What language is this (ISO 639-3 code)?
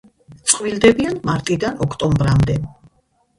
kat